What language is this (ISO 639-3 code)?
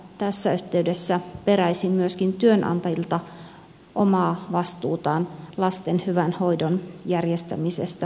fin